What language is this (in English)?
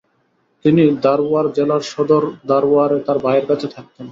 Bangla